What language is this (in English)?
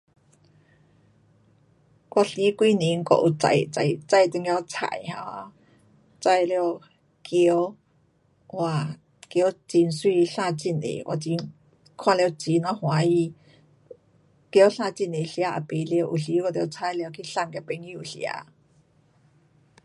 Pu-Xian Chinese